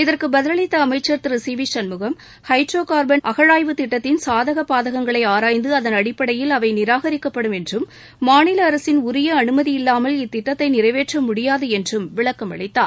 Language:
Tamil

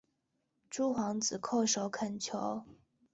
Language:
Chinese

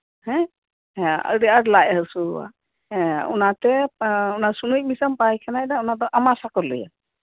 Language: Santali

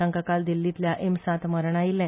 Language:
Konkani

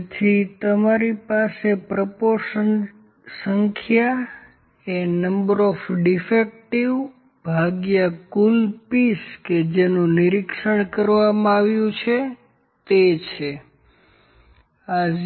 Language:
Gujarati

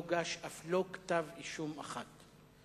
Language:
Hebrew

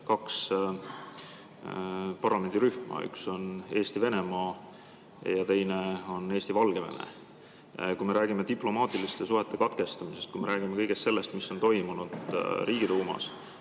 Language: Estonian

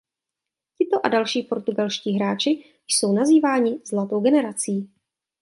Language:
Czech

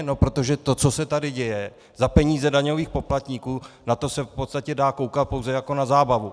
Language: Czech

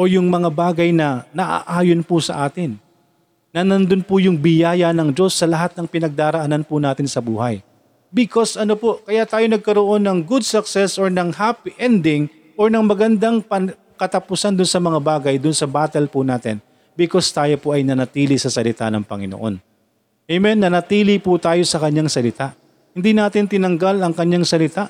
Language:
Filipino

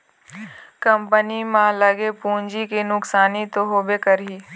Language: Chhattisgarhi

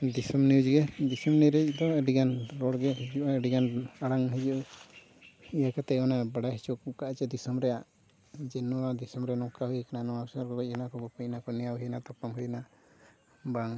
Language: Santali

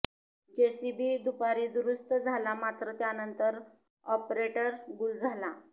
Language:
Marathi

